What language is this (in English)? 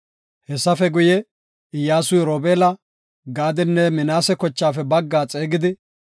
Gofa